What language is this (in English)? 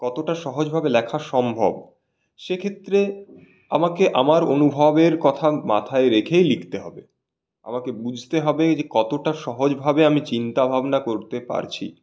Bangla